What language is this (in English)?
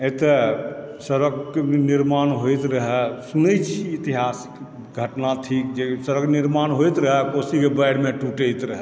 Maithili